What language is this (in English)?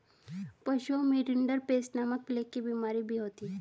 Hindi